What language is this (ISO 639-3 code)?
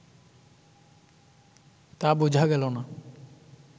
ben